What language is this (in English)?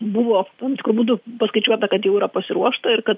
Lithuanian